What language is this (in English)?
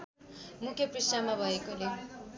Nepali